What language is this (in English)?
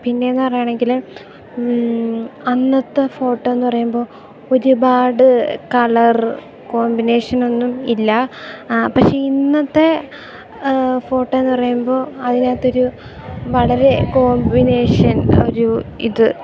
Malayalam